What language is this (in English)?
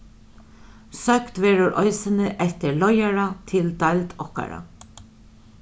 Faroese